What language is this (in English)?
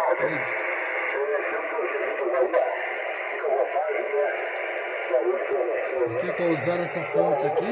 Portuguese